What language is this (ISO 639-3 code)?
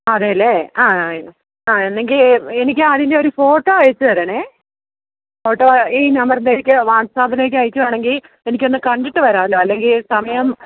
mal